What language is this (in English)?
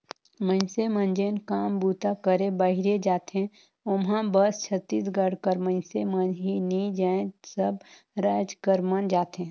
Chhattisgarhi